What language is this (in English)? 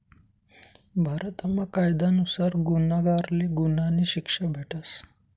Marathi